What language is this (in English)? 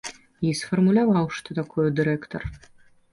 Belarusian